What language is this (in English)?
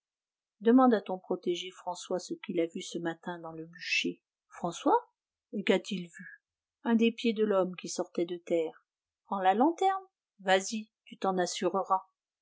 French